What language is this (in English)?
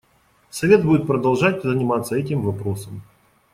Russian